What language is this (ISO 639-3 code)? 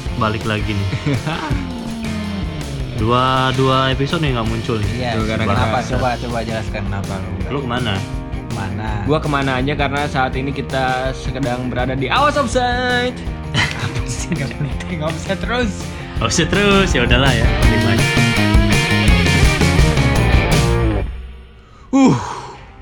ind